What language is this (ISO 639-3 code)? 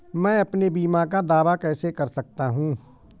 hin